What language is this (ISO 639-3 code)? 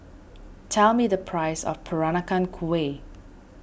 eng